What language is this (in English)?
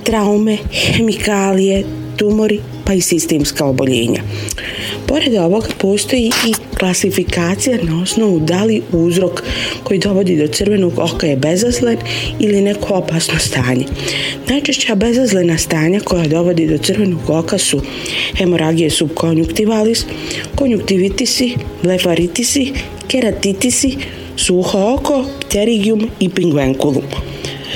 Croatian